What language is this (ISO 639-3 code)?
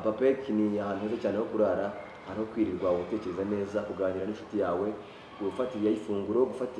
ron